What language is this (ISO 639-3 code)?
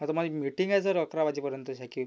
mar